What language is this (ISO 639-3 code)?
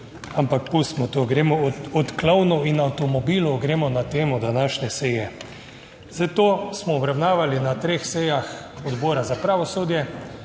slv